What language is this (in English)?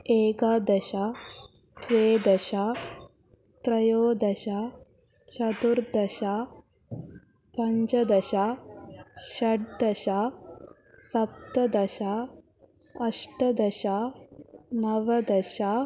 Sanskrit